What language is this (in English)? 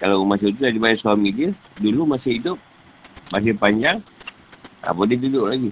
Malay